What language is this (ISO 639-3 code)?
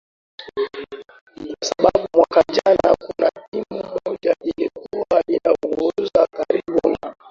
swa